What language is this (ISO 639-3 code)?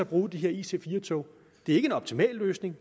dan